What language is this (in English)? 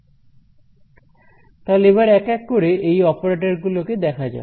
Bangla